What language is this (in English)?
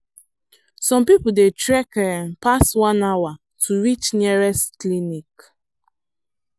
Nigerian Pidgin